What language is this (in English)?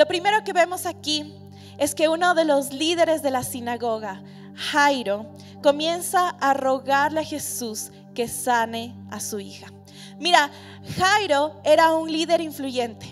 Spanish